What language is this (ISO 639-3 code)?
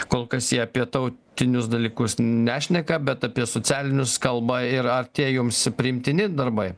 lit